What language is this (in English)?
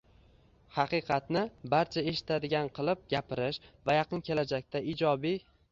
Uzbek